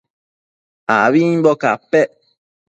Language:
Matsés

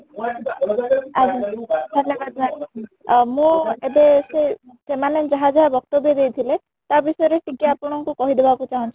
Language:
Odia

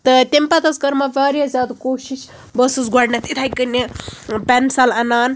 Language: Kashmiri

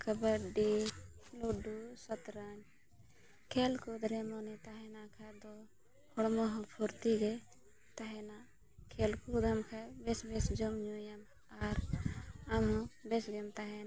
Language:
Santali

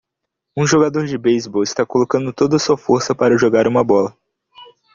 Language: Portuguese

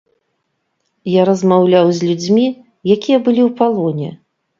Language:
Belarusian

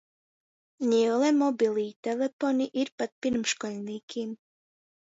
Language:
Latgalian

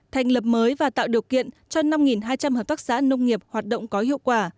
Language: Vietnamese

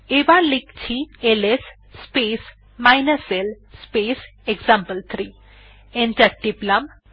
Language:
Bangla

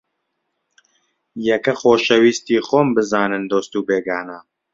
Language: Central Kurdish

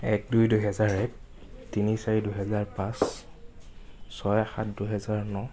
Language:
Assamese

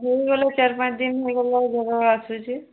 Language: Odia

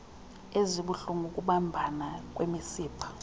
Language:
Xhosa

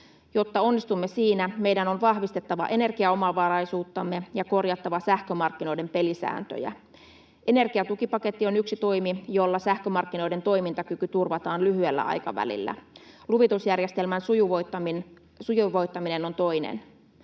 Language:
Finnish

